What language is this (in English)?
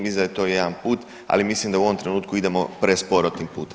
Croatian